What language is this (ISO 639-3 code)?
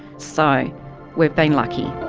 eng